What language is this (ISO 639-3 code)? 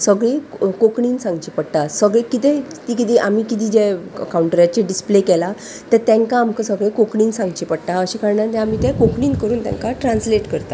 kok